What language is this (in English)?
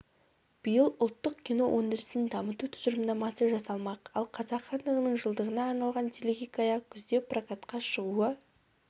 Kazakh